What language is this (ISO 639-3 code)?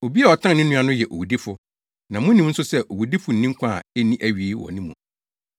aka